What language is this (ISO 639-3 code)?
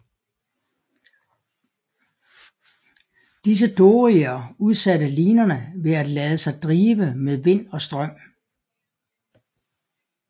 dan